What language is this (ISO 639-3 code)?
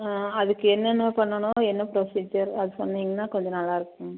tam